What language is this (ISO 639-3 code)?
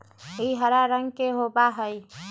mag